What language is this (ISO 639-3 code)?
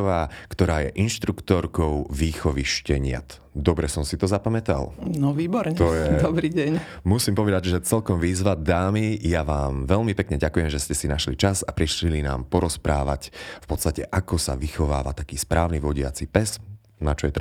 slk